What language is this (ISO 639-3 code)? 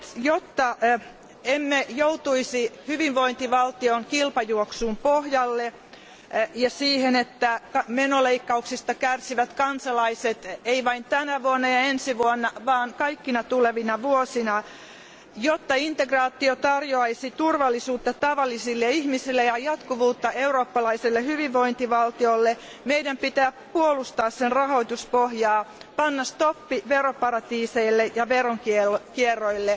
fin